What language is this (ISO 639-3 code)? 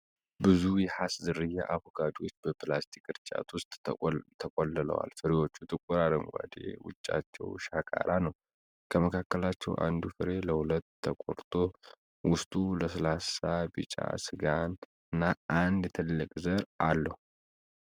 amh